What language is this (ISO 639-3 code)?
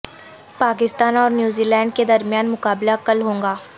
urd